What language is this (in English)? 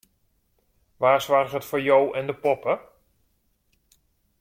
Western Frisian